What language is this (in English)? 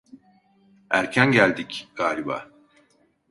Turkish